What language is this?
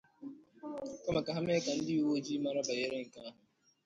Igbo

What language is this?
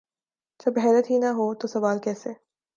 Urdu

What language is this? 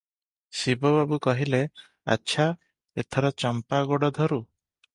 Odia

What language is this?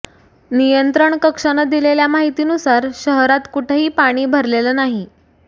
Marathi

